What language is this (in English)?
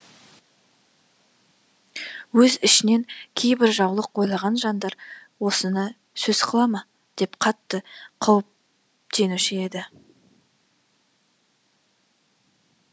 Kazakh